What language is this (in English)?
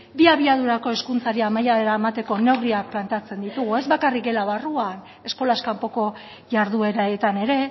Basque